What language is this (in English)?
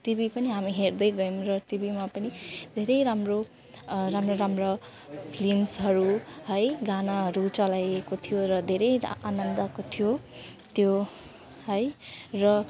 Nepali